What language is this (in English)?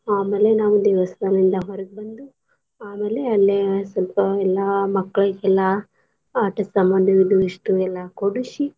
Kannada